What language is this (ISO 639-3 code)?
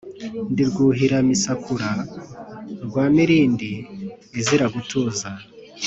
kin